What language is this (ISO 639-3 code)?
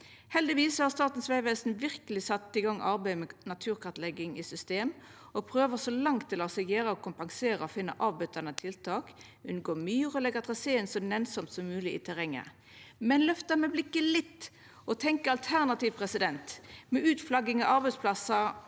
nor